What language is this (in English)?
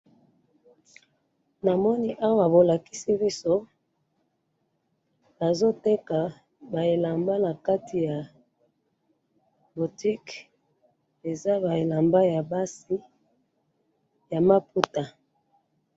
Lingala